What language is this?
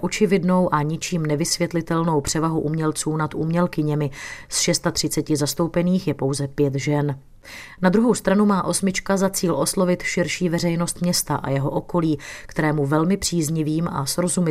Czech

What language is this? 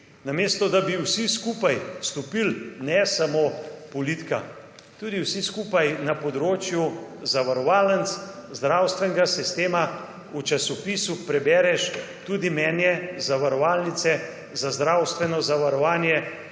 Slovenian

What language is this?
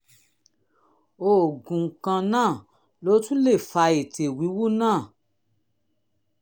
Yoruba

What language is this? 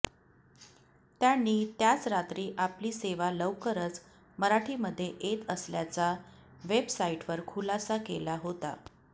Marathi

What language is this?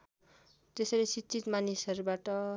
Nepali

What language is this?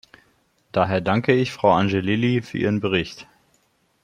German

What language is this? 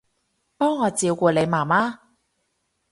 Cantonese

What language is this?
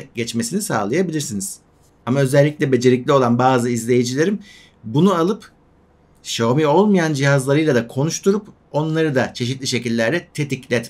Turkish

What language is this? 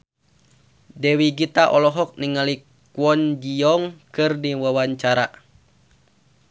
Sundanese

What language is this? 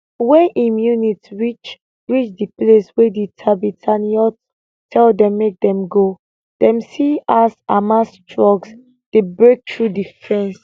Nigerian Pidgin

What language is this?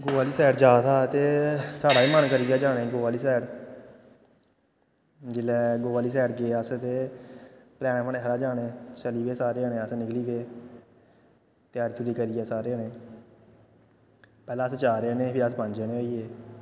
Dogri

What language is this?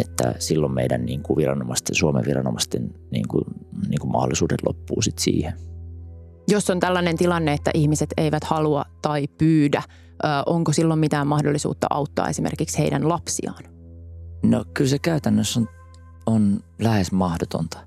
Finnish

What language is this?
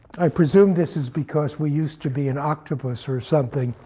English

